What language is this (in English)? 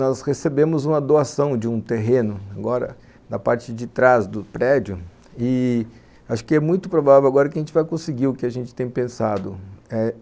Portuguese